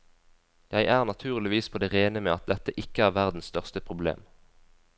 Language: Norwegian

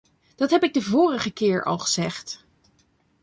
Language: Dutch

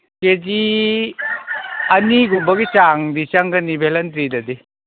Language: Manipuri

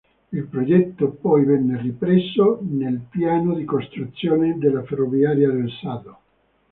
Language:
Italian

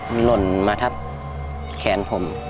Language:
Thai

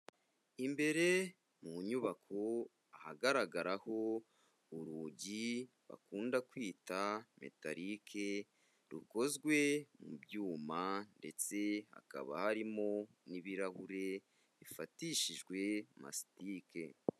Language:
Kinyarwanda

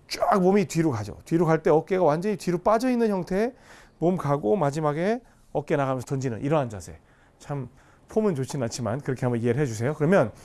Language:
Korean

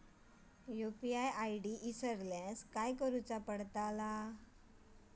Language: Marathi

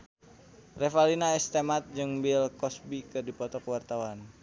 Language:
Sundanese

